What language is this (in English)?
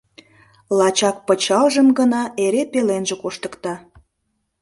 Mari